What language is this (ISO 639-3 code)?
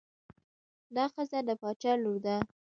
pus